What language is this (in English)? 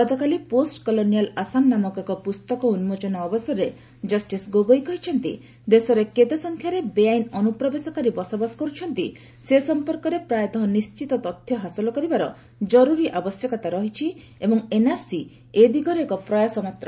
Odia